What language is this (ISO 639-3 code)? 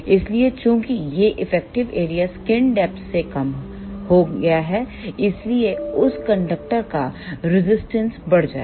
hin